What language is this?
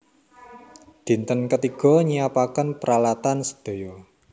Javanese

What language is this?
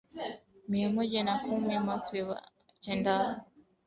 Swahili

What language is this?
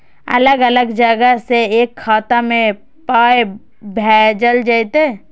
Maithili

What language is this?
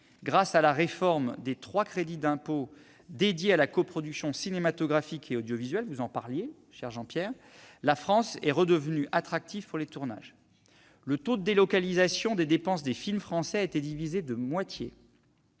French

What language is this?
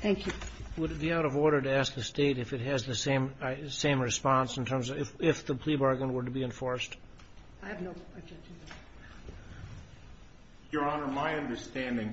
English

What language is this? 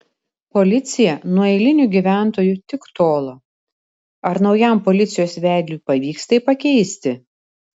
Lithuanian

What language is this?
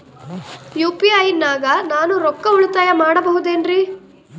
Kannada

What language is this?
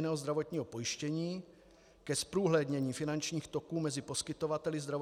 Czech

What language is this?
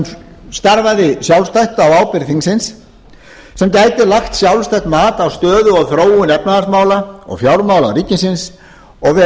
Icelandic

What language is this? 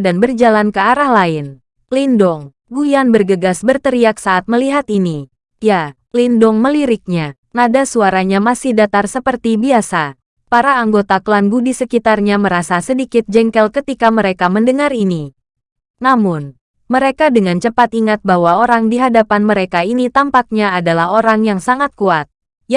Indonesian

